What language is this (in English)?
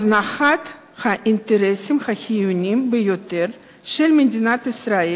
Hebrew